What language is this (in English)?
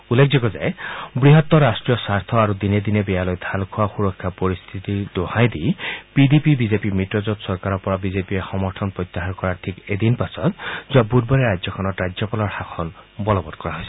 Assamese